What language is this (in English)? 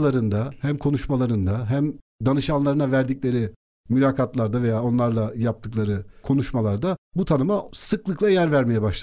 Turkish